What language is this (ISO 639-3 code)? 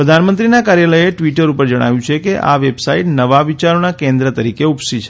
guj